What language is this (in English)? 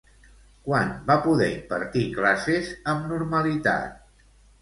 Catalan